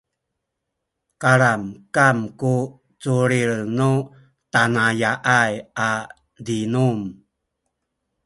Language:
Sakizaya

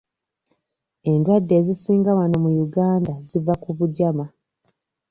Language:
Ganda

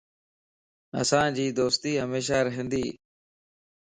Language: Lasi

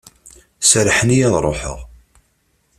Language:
Kabyle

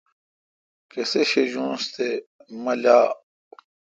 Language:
Kalkoti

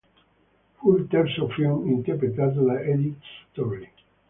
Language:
Italian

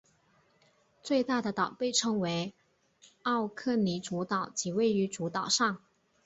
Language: Chinese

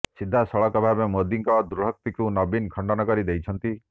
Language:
Odia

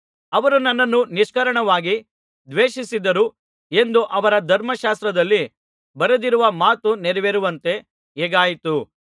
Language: Kannada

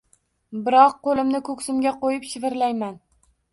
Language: Uzbek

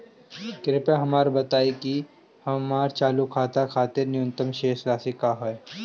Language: Bhojpuri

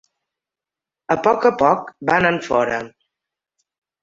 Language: Catalan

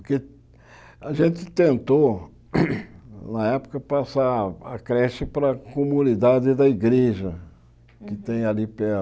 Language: Portuguese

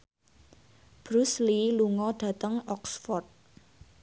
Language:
Javanese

